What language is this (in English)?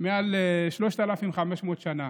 Hebrew